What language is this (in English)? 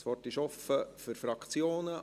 Swiss German